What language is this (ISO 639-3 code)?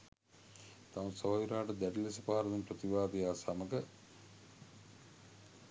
sin